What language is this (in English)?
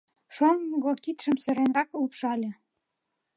Mari